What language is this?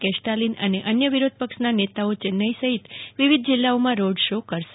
Gujarati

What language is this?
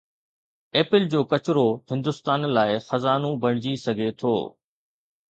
Sindhi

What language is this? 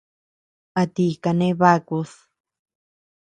Tepeuxila Cuicatec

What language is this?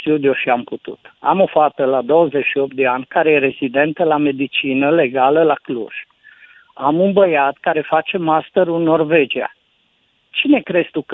Romanian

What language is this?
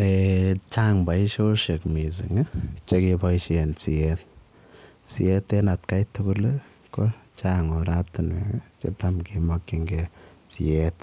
Kalenjin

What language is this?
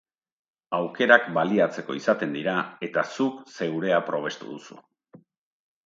Basque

